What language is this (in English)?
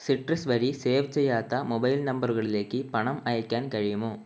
Malayalam